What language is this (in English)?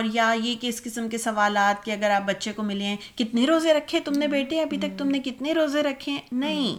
Urdu